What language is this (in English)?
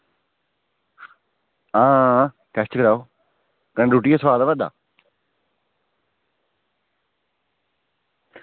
Dogri